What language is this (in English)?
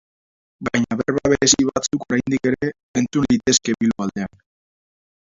Basque